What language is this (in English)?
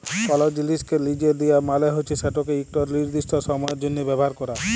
Bangla